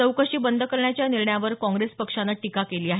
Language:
Marathi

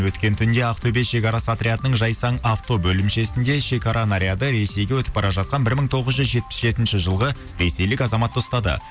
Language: Kazakh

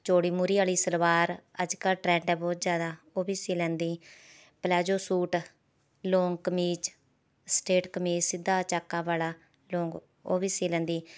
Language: Punjabi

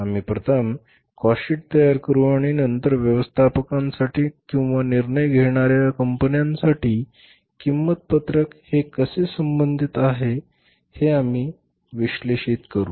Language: Marathi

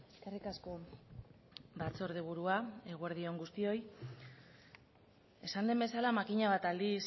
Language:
Basque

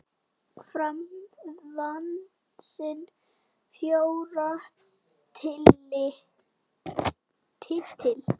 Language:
Icelandic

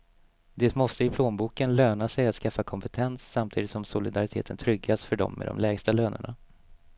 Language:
Swedish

